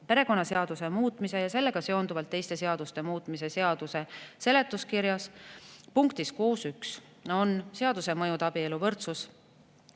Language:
Estonian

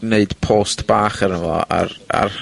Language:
Welsh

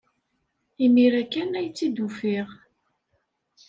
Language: Kabyle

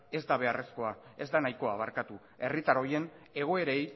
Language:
Basque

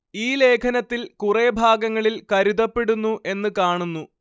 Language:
Malayalam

